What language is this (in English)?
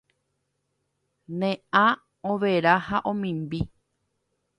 Guarani